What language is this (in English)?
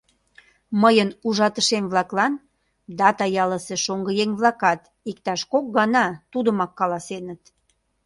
Mari